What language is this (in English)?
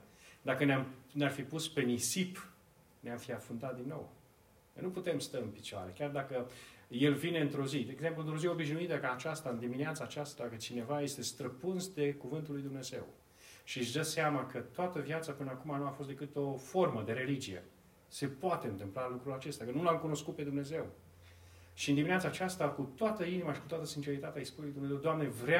Romanian